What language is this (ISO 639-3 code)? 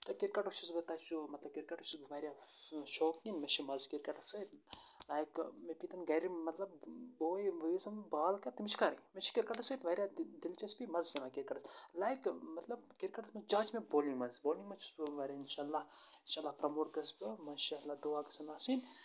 kas